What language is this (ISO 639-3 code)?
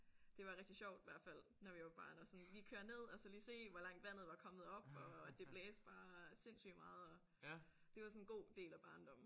dan